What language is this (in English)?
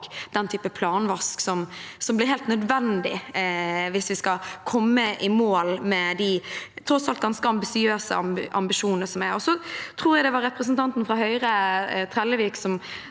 Norwegian